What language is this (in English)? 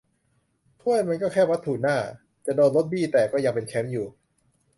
Thai